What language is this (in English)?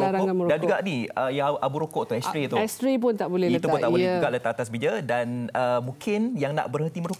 Malay